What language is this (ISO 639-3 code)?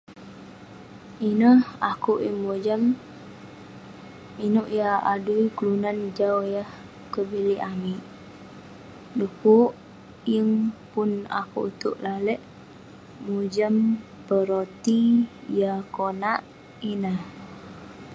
pne